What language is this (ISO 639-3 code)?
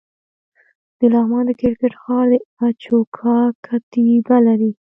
pus